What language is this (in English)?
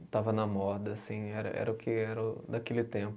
Portuguese